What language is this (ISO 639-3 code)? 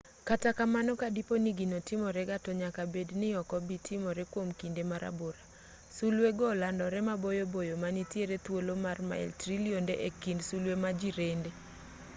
luo